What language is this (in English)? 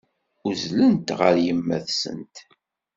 Kabyle